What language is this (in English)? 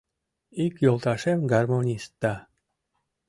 Mari